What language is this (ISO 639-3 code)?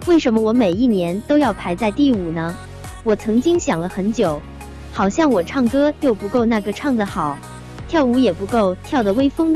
zho